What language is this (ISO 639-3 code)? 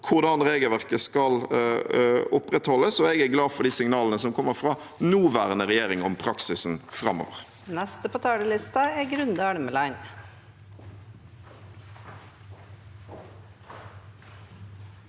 nor